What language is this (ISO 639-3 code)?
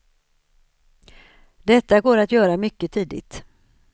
swe